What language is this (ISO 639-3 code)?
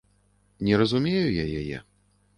bel